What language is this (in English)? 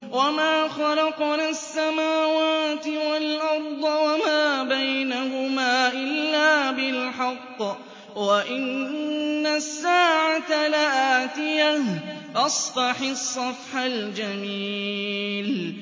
Arabic